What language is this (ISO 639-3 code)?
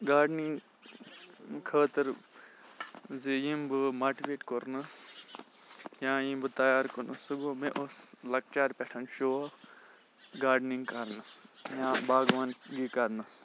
kas